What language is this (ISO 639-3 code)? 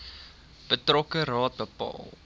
afr